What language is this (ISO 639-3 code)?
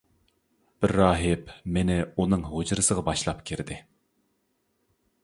uig